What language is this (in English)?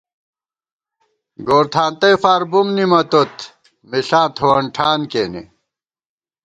Gawar-Bati